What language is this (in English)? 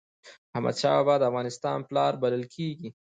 Pashto